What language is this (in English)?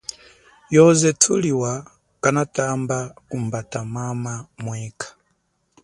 Chokwe